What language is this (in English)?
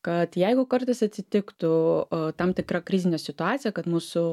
Lithuanian